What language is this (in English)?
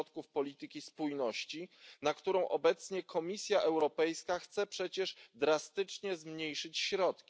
Polish